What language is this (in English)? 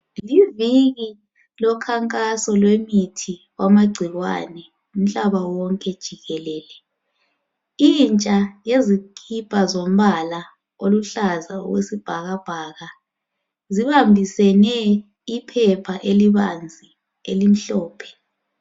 North Ndebele